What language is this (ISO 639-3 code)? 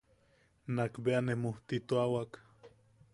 yaq